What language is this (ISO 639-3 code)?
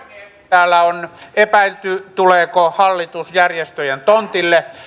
fin